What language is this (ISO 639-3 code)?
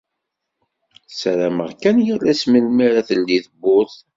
kab